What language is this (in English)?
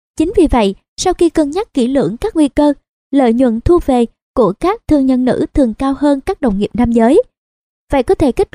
Vietnamese